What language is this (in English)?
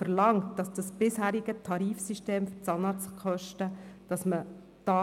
Swiss German